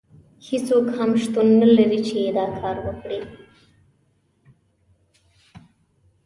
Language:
Pashto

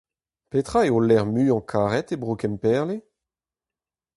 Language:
Breton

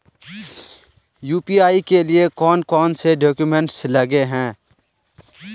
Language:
Magahi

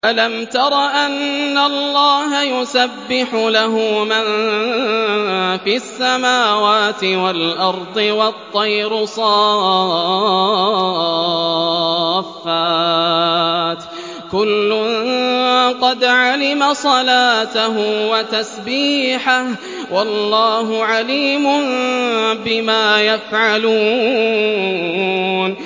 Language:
Arabic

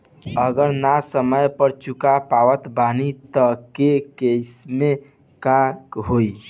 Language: Bhojpuri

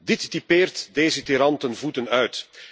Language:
Dutch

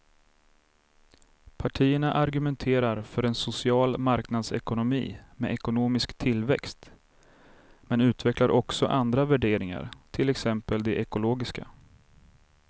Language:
Swedish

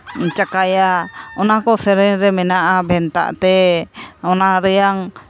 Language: Santali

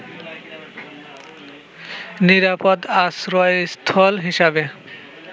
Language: Bangla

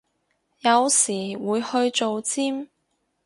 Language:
Cantonese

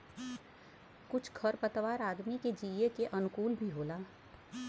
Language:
Bhojpuri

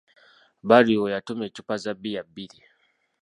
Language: Ganda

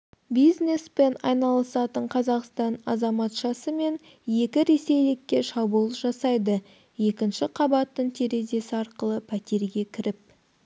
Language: Kazakh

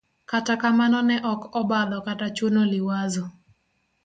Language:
Luo (Kenya and Tanzania)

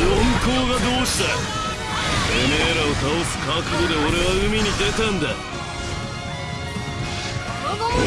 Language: Japanese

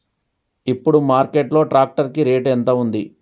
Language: Telugu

